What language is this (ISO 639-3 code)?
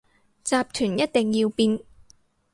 yue